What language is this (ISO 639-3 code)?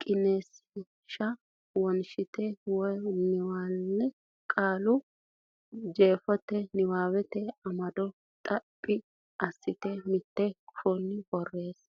sid